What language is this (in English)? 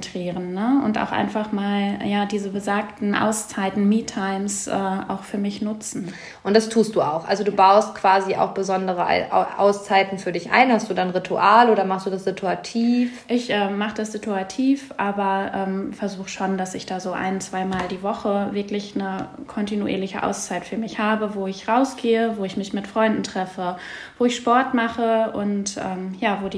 German